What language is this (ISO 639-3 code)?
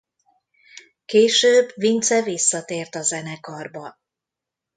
hun